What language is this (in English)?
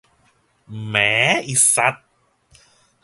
Thai